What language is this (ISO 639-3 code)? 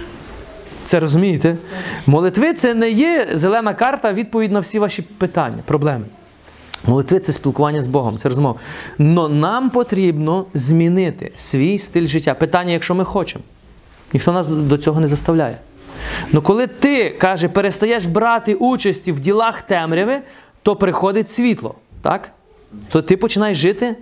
ukr